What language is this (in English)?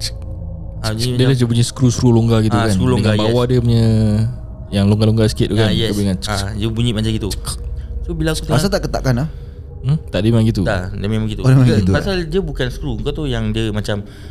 Malay